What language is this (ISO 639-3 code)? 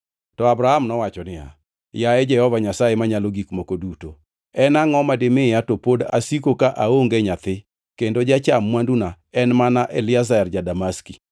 luo